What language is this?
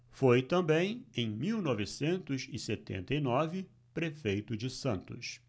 Portuguese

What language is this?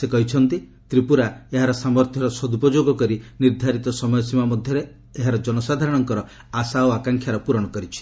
Odia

